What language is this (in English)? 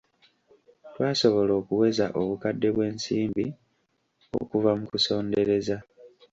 Ganda